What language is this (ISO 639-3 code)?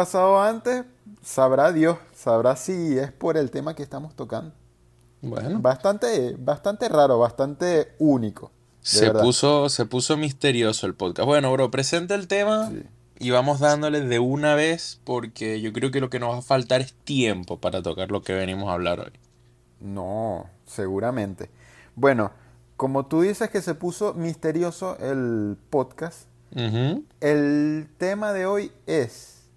spa